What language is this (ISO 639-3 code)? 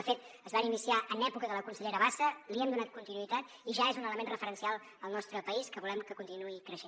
cat